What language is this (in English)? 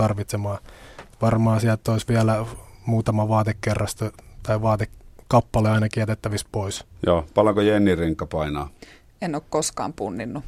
Finnish